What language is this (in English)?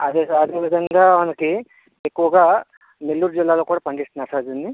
Telugu